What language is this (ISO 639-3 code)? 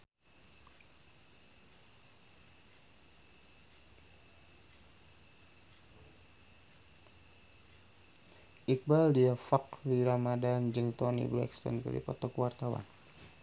sun